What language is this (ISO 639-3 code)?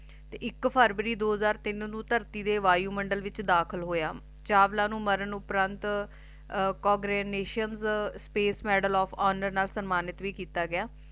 pan